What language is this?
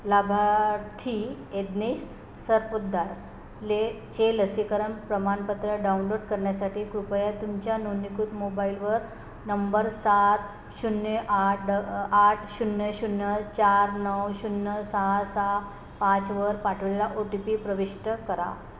Marathi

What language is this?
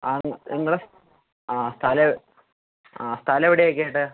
Malayalam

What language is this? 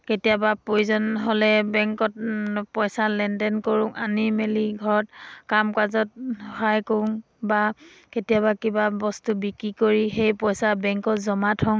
Assamese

